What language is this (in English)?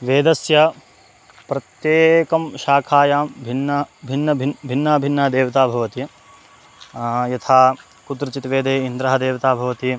Sanskrit